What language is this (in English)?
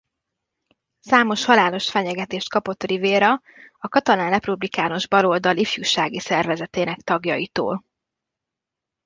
Hungarian